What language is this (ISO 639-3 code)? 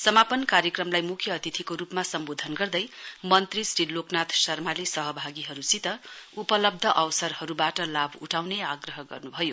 nep